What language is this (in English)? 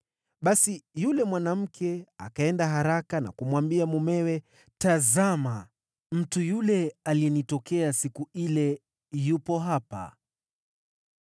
Swahili